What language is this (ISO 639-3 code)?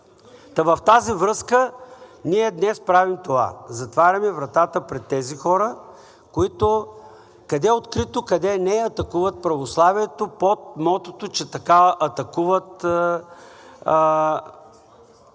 bul